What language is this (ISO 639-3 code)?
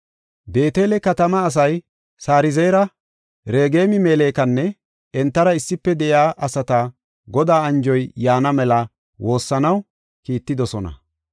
gof